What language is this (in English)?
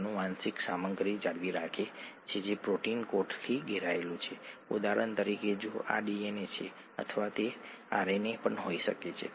Gujarati